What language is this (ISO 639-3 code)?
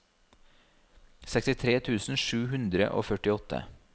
nor